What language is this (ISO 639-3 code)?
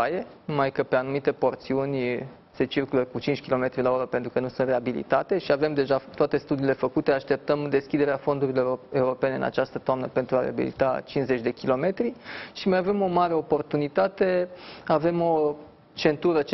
ron